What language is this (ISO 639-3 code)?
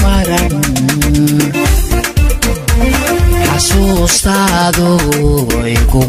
ron